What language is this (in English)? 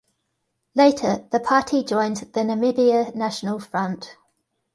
English